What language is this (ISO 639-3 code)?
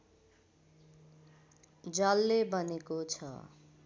nep